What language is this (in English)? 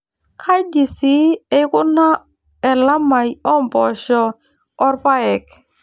Masai